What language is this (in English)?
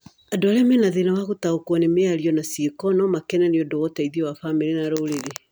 Kikuyu